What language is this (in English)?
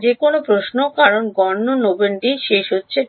Bangla